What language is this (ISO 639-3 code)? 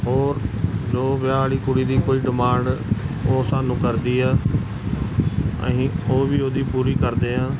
pan